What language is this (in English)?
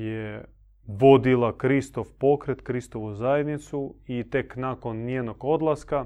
Croatian